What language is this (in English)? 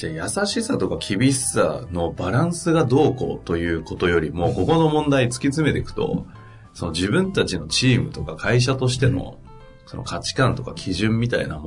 Japanese